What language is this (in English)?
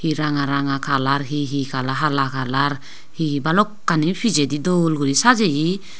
Chakma